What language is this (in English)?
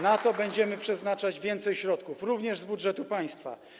Polish